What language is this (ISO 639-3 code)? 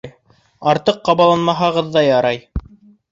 bak